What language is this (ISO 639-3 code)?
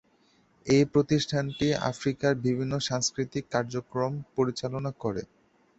ben